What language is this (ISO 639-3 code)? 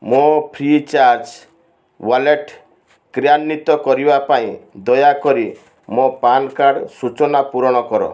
ori